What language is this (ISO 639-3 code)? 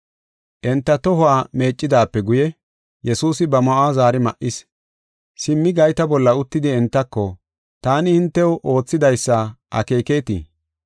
gof